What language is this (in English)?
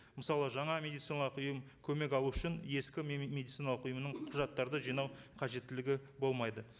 Kazakh